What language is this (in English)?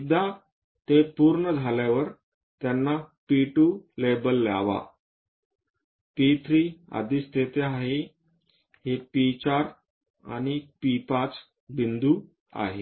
Marathi